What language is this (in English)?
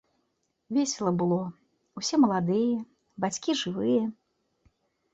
Belarusian